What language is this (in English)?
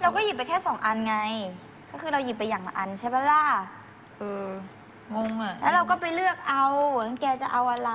Thai